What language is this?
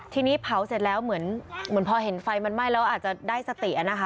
Thai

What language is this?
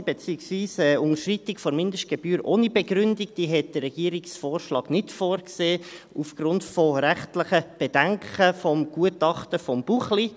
Swiss German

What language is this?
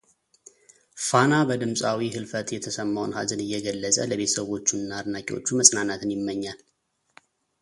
Amharic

